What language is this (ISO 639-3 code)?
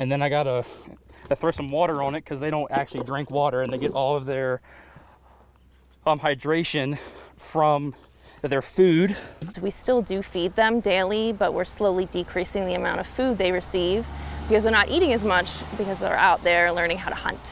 eng